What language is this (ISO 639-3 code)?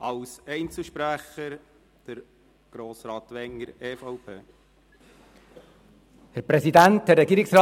gsw